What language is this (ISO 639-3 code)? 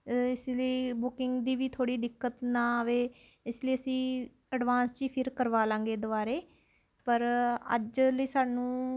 pan